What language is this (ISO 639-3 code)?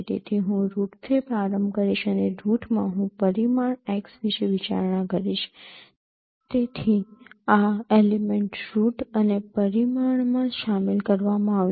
guj